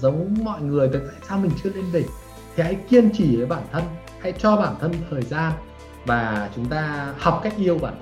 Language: Vietnamese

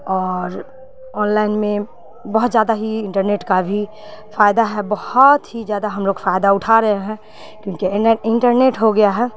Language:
Urdu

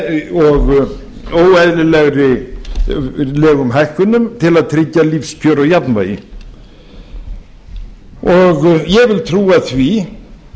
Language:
Icelandic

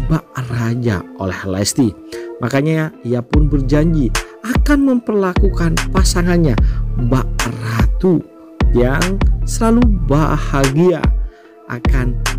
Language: Indonesian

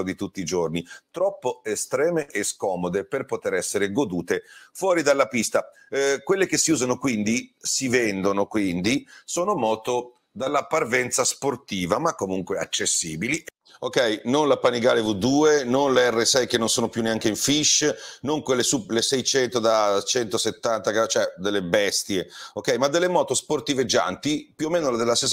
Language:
Italian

